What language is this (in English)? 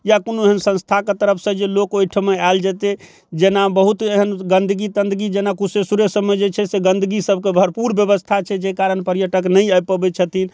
Maithili